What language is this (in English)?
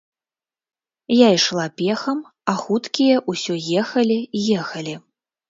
Belarusian